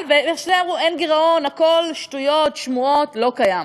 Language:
Hebrew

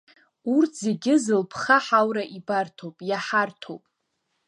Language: Abkhazian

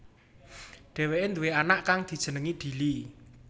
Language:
Javanese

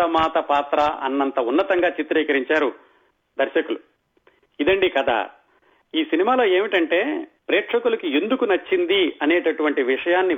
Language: Telugu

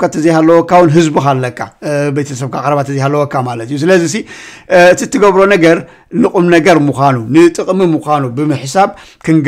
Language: Arabic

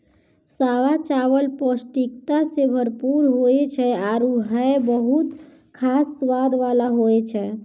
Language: Maithili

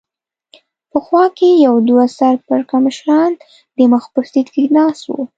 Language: Pashto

